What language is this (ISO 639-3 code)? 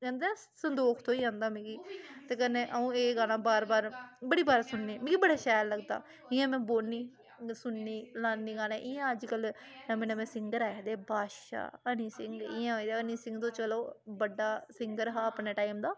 doi